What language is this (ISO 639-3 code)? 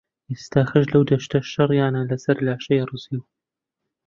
ckb